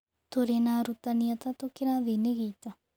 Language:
Kikuyu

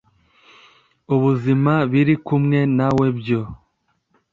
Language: Kinyarwanda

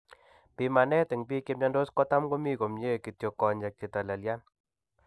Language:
Kalenjin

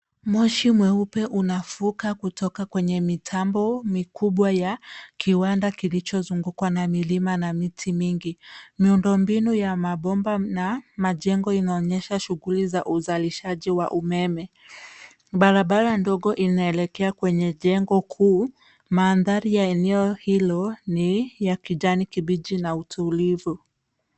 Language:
Swahili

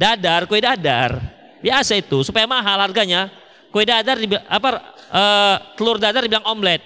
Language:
Indonesian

